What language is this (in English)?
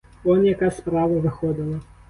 Ukrainian